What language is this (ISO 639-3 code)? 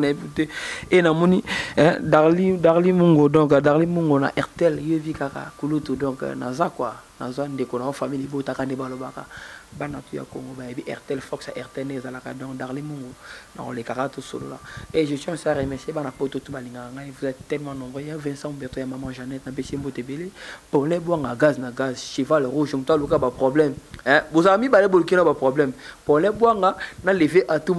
fra